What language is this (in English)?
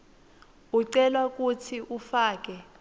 Swati